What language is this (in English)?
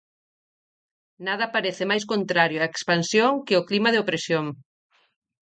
Galician